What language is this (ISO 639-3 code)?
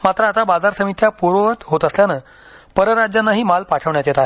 mar